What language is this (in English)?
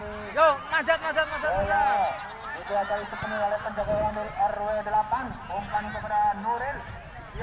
Indonesian